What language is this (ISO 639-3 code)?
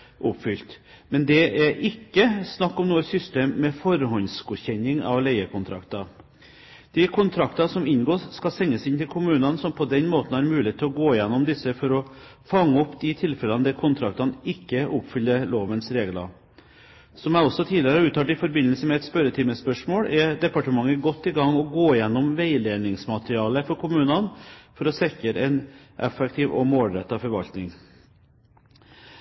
nob